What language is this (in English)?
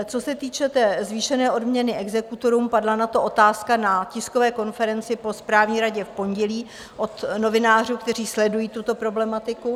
Czech